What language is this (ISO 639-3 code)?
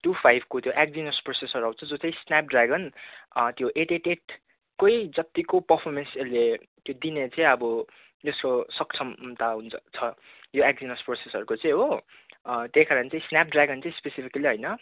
nep